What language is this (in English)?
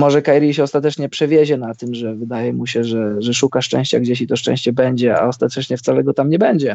Polish